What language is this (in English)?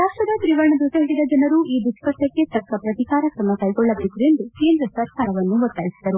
Kannada